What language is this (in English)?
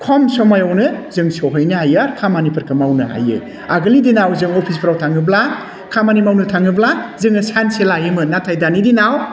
Bodo